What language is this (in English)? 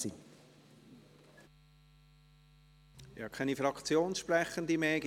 Swiss German